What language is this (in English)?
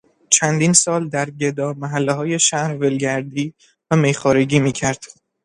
Persian